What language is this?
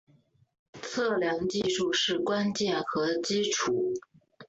Chinese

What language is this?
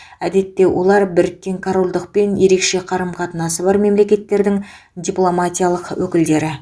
Kazakh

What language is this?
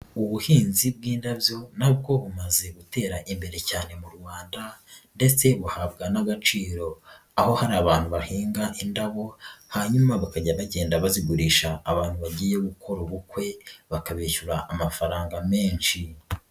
Kinyarwanda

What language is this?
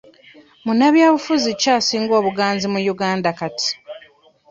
Ganda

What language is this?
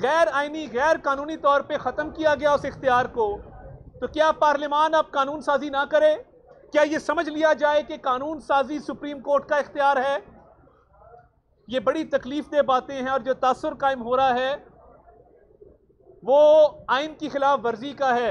Hindi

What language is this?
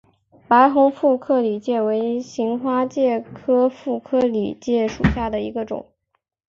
Chinese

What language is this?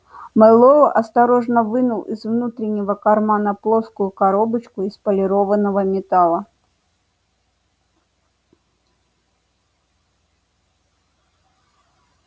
Russian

